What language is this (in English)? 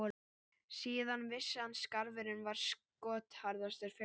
Icelandic